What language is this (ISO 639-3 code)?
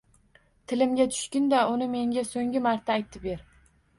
uzb